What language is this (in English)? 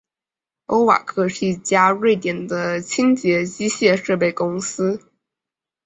Chinese